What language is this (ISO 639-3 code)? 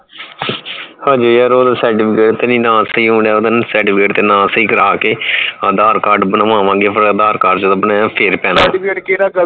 pan